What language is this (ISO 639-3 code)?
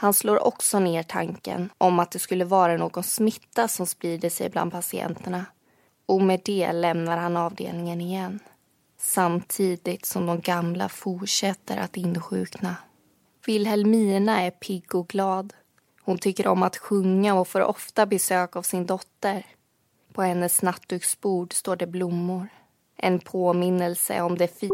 swe